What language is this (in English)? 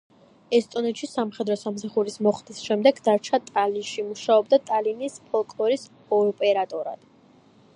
Georgian